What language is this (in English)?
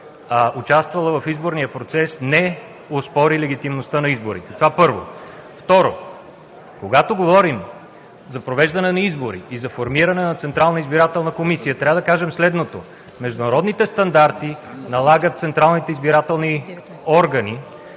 Bulgarian